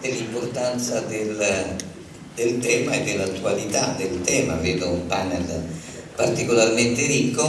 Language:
Italian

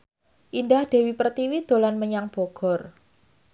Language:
Javanese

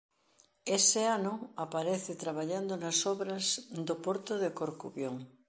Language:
Galician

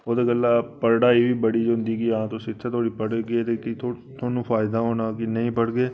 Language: Dogri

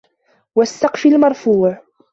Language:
Arabic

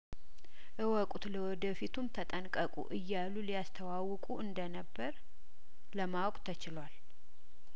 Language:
Amharic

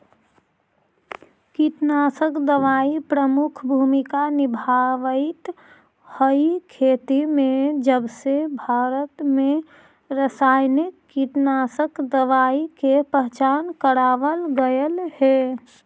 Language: Magahi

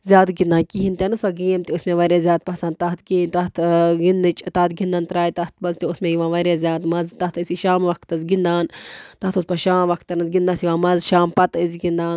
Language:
Kashmiri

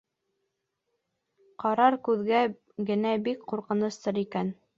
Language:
Bashkir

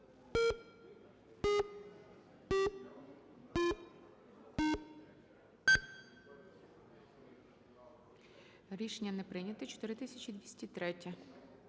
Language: Ukrainian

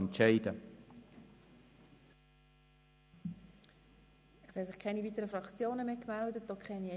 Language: Swiss German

